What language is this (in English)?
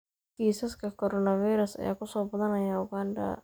Somali